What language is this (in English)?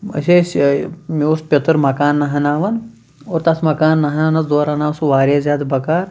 Kashmiri